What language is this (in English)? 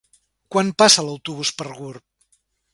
Catalan